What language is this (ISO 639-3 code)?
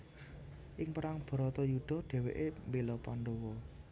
jav